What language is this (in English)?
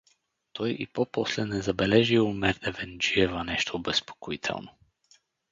Bulgarian